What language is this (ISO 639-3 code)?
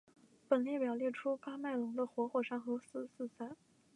zho